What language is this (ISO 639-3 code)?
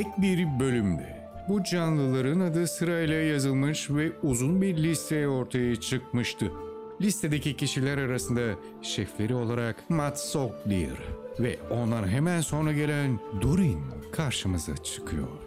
tur